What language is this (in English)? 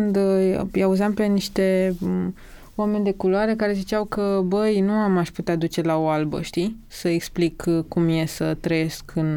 Romanian